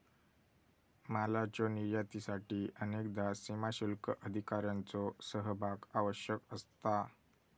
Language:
Marathi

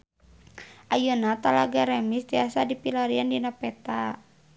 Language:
Sundanese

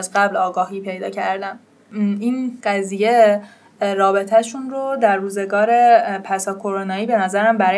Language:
Persian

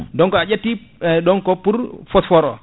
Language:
Fula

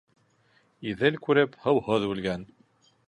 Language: Bashkir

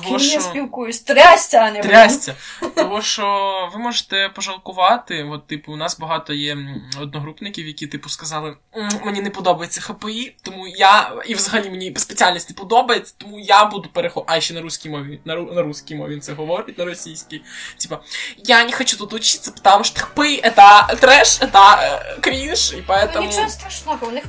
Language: Ukrainian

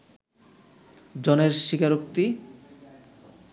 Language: Bangla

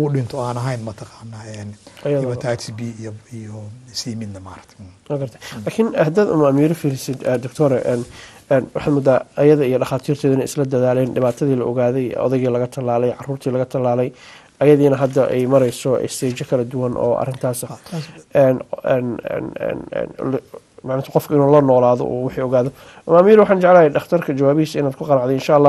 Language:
Arabic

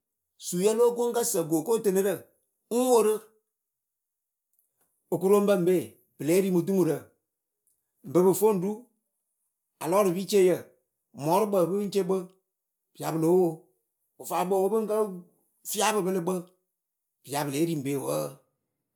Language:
Akebu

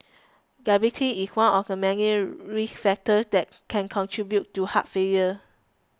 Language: English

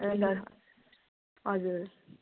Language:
Nepali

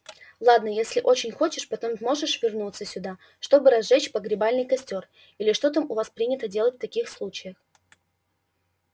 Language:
Russian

